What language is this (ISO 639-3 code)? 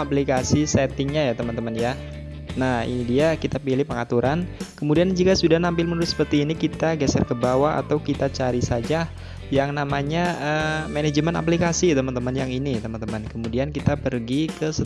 ind